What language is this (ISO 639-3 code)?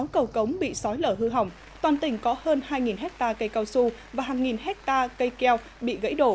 vie